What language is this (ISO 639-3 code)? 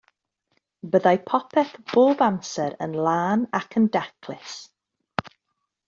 cym